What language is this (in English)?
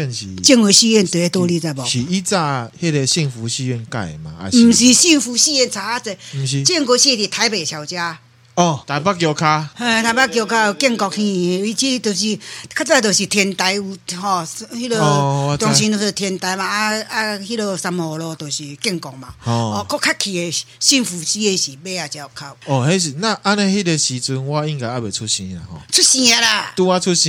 Chinese